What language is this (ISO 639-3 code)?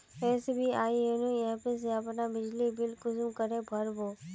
mag